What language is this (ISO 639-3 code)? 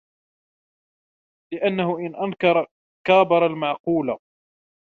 ara